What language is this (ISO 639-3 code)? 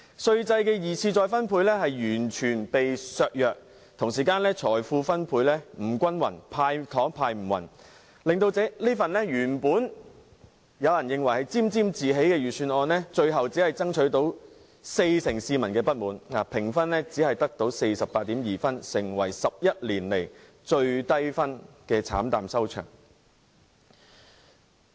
yue